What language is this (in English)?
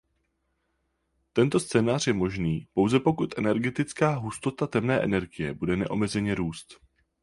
Czech